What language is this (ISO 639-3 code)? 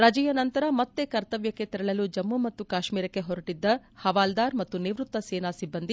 kan